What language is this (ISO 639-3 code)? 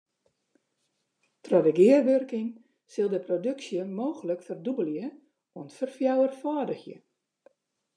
fry